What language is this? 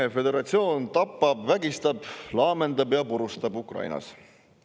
Estonian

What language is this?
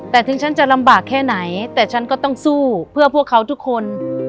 Thai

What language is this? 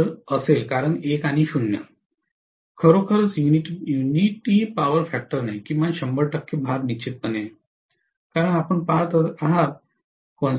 Marathi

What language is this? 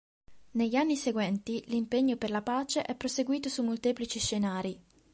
Italian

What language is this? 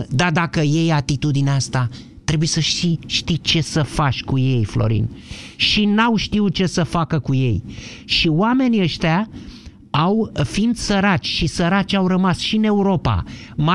Romanian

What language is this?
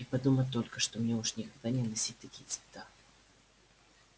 Russian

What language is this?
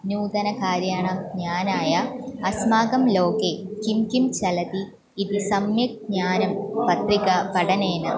Sanskrit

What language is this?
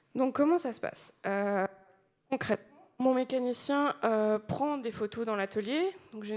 French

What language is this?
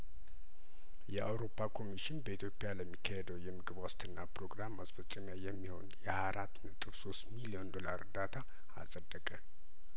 Amharic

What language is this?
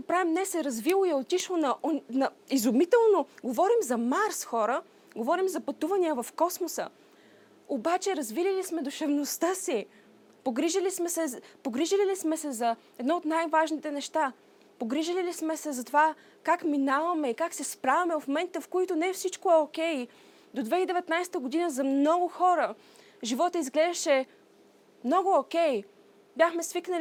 Bulgarian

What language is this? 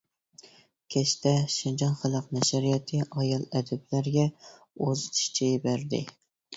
Uyghur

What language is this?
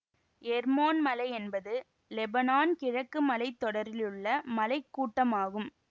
Tamil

